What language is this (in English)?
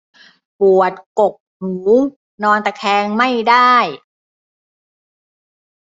Thai